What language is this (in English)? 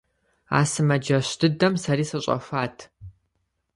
Kabardian